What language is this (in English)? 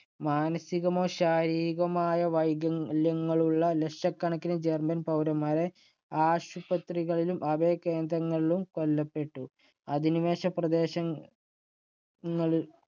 Malayalam